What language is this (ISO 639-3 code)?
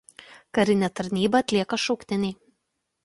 lit